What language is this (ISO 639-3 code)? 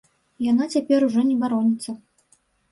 bel